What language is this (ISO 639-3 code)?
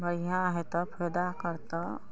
mai